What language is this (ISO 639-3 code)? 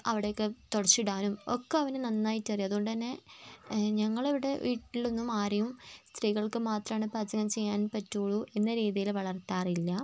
mal